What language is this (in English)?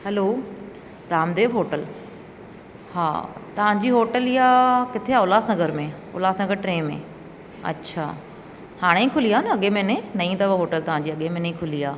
Sindhi